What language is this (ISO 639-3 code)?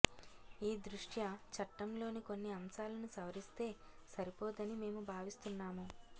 tel